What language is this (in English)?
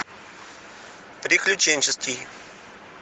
Russian